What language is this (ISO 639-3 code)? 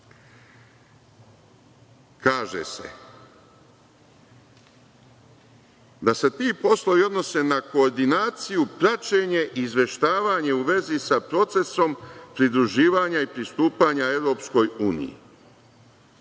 srp